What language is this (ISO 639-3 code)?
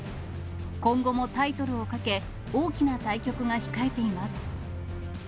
jpn